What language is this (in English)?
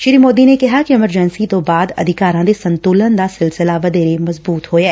Punjabi